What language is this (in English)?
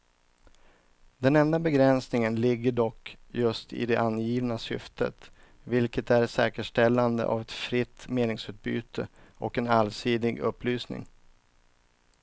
Swedish